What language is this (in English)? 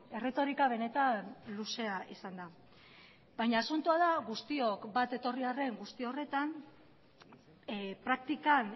Basque